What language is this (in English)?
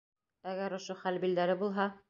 Bashkir